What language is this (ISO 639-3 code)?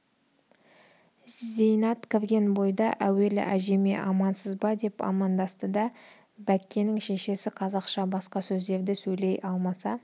kaz